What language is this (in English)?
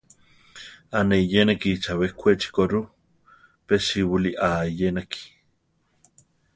Central Tarahumara